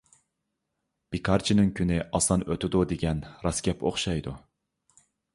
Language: Uyghur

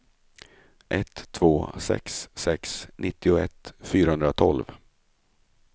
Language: Swedish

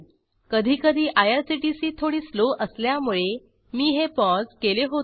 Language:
Marathi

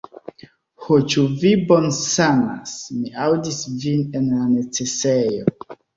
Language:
Esperanto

